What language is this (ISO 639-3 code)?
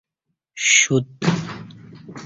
bsh